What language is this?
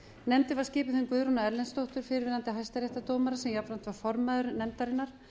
Icelandic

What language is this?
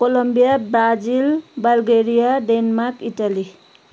Nepali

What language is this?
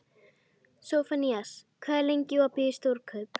Icelandic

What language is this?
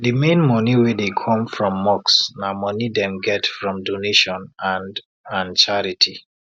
Nigerian Pidgin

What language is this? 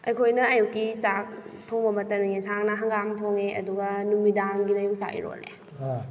Manipuri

